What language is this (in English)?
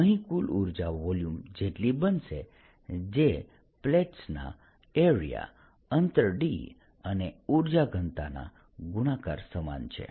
Gujarati